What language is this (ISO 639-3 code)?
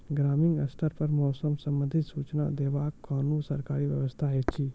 mai